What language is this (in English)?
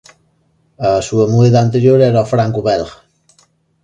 Galician